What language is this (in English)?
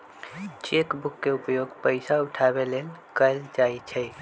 Magahi